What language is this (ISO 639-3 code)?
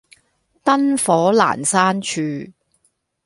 yue